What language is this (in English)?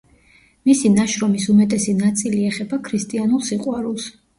Georgian